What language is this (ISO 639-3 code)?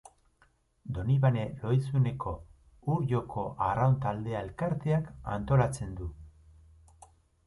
eus